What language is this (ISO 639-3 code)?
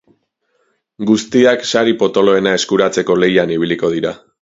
eus